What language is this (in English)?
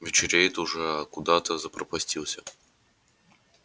Russian